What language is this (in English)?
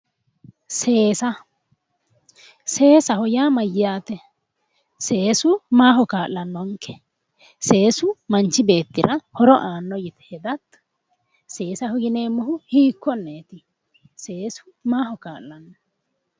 Sidamo